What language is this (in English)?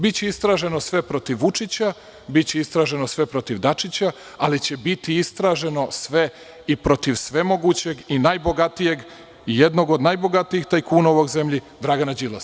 Serbian